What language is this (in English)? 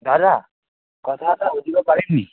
Assamese